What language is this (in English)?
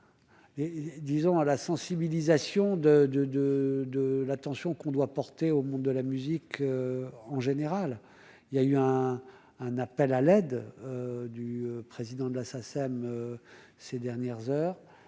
French